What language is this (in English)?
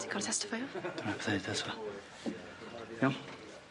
Welsh